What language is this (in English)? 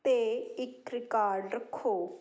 Punjabi